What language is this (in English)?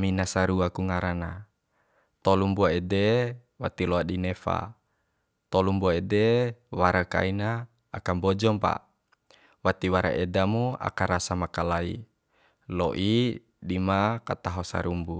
Bima